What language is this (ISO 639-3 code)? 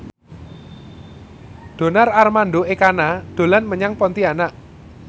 jav